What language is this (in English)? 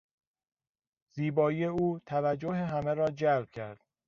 Persian